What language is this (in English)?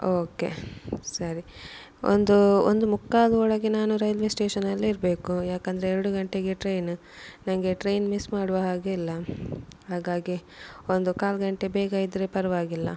Kannada